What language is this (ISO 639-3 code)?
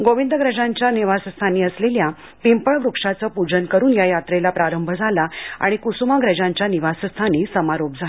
mar